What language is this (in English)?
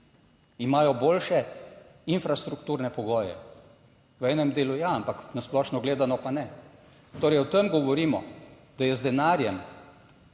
Slovenian